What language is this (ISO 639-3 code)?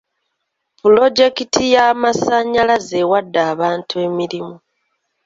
lug